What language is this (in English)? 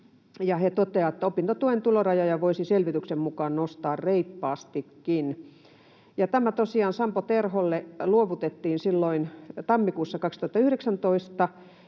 Finnish